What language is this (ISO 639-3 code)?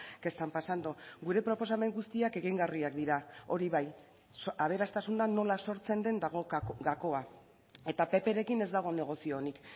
eus